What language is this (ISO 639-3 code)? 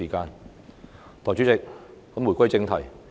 yue